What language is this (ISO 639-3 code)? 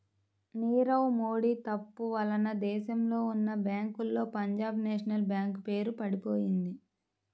tel